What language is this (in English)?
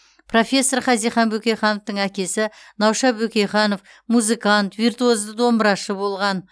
Kazakh